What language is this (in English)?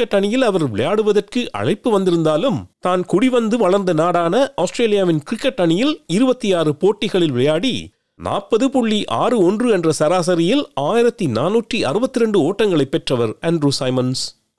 Tamil